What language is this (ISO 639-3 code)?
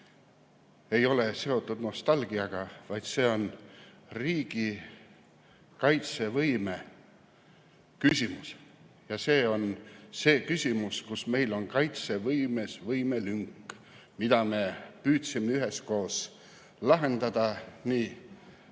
est